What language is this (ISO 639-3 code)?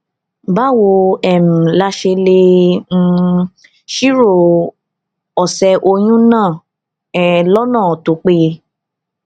yor